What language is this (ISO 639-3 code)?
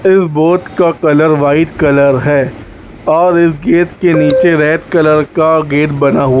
hin